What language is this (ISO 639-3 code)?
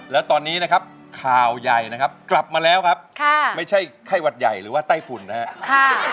tha